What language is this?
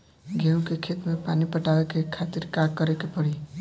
Bhojpuri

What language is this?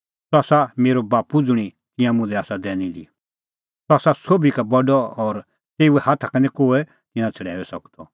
Kullu Pahari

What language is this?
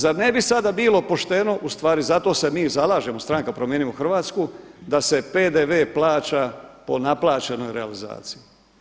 Croatian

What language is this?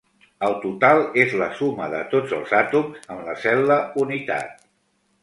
Catalan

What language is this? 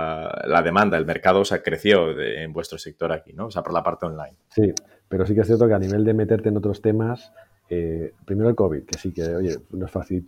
Spanish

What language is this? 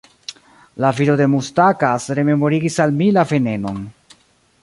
Esperanto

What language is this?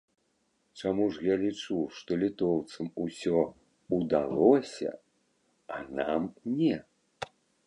Belarusian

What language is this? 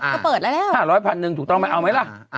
Thai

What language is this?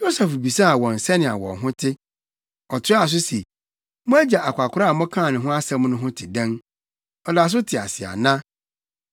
Akan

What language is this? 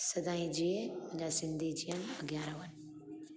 Sindhi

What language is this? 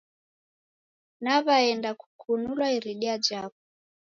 Taita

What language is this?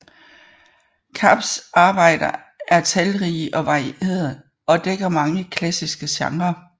Danish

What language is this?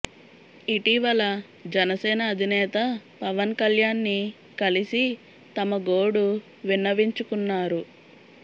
Telugu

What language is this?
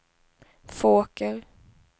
Swedish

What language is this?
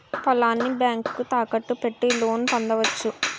Telugu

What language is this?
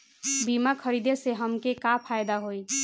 Bhojpuri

